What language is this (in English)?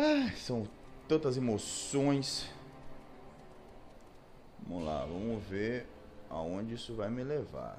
Portuguese